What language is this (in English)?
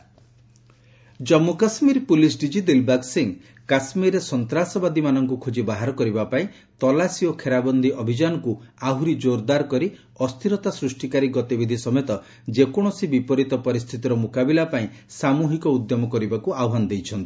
Odia